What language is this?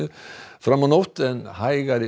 Icelandic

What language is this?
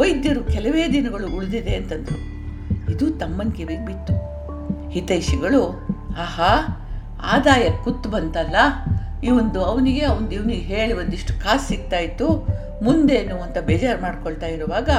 Kannada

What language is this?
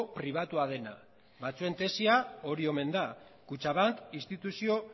Basque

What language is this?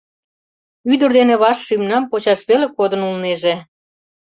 Mari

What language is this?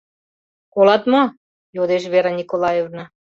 Mari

